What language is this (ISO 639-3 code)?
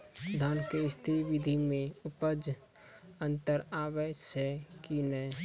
mai